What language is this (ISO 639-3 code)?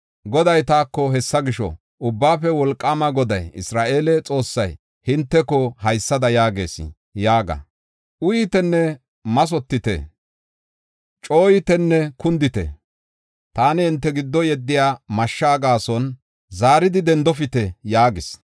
gof